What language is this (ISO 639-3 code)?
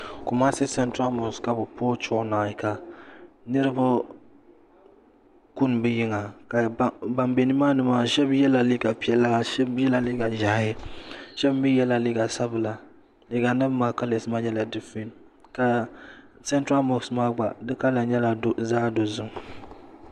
dag